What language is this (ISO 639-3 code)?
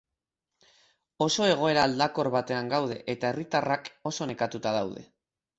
eus